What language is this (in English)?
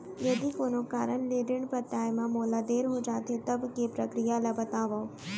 Chhattisgarhi